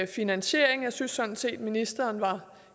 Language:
Danish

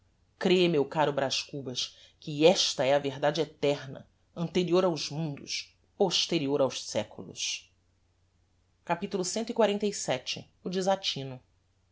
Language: Portuguese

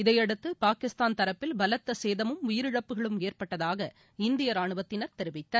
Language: Tamil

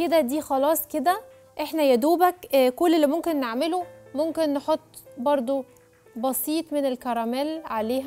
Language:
Arabic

